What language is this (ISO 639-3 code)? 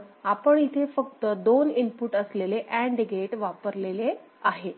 mar